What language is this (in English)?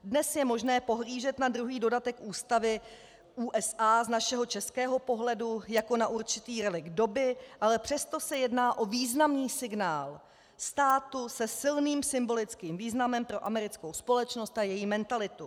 Czech